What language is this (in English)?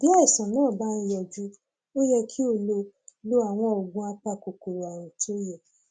Yoruba